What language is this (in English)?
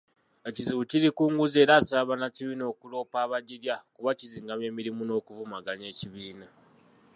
Ganda